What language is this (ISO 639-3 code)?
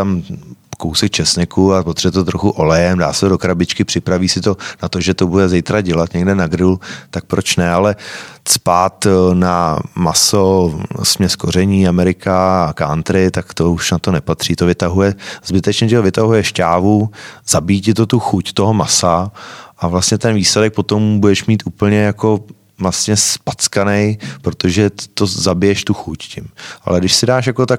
ces